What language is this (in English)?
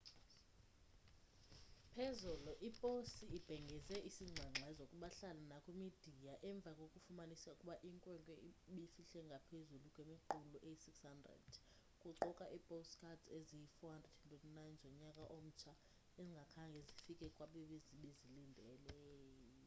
Xhosa